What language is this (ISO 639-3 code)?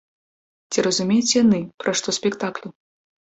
bel